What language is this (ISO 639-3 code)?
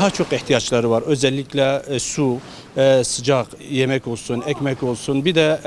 tur